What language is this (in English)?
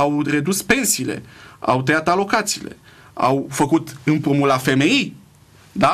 Romanian